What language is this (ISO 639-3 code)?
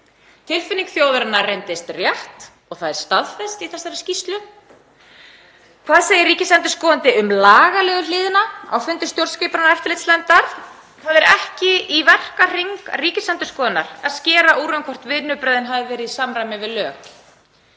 isl